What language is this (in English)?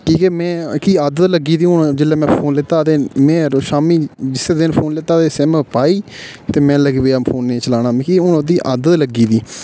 Dogri